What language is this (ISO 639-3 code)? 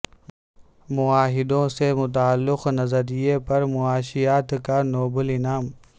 urd